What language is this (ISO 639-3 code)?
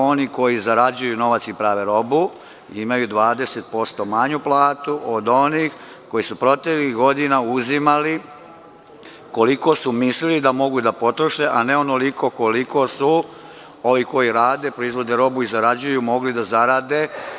srp